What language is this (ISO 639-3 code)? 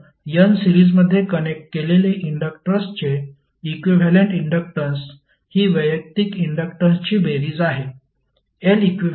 mar